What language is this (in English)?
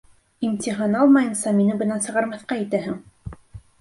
Bashkir